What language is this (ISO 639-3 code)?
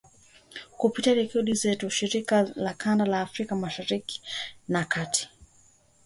swa